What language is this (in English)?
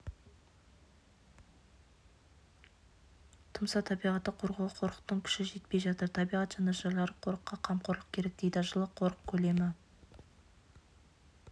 Kazakh